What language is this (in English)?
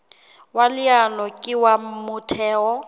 Southern Sotho